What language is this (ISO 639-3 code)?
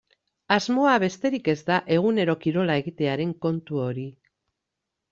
eus